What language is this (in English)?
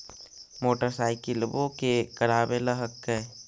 Magahi